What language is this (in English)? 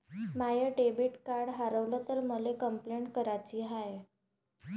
Marathi